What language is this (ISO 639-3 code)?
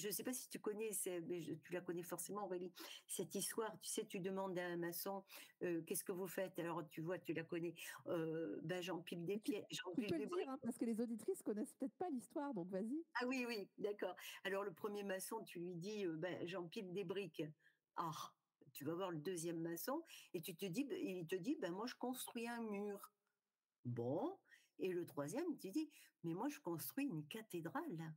fra